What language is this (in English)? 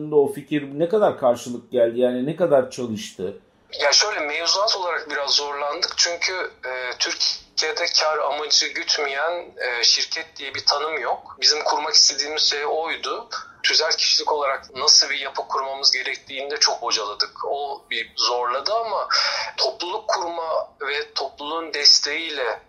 Turkish